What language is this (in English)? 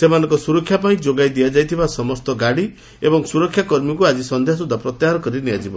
Odia